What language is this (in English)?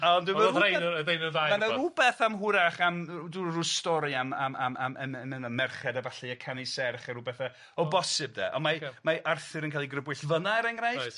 Welsh